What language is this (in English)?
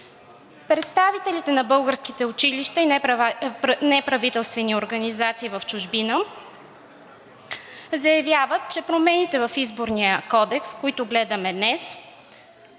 Bulgarian